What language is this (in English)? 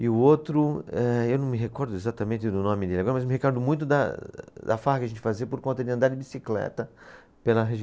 Portuguese